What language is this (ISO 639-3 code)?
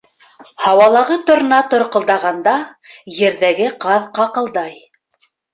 bak